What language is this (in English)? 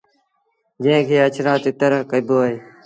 Sindhi Bhil